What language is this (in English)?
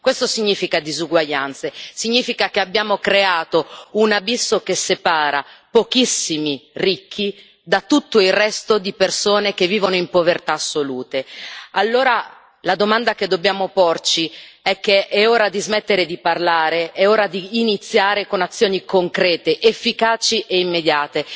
Italian